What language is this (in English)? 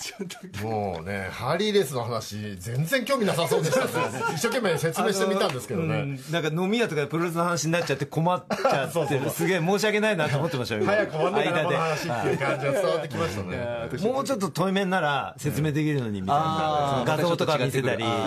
Japanese